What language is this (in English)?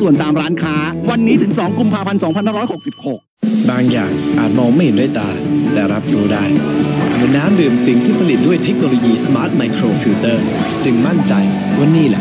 Thai